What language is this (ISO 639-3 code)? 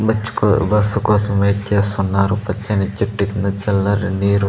tel